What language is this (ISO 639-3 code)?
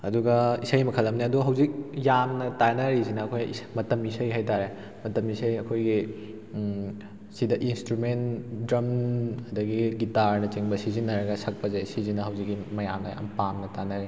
mni